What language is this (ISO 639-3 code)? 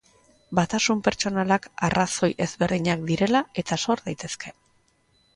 eus